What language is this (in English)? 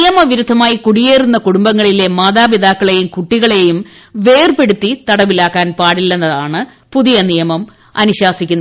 Malayalam